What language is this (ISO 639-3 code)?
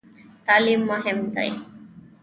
pus